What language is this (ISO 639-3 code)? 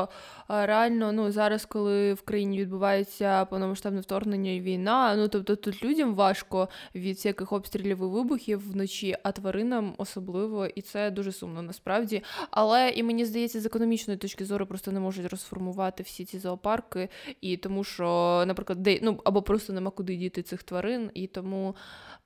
ukr